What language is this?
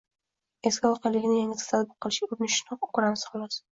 Uzbek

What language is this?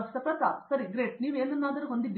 Kannada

